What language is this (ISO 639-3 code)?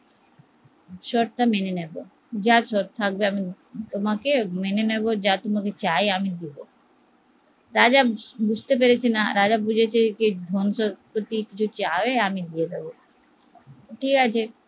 ben